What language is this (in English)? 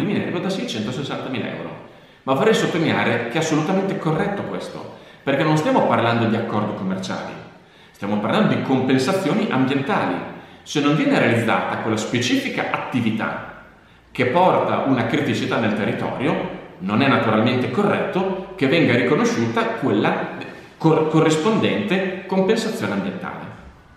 Italian